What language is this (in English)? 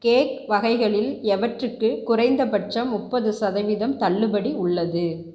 Tamil